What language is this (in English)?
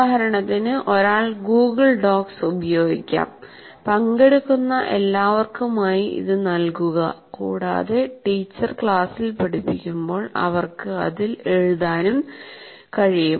Malayalam